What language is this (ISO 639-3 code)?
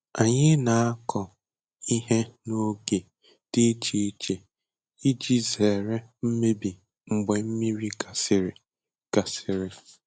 ibo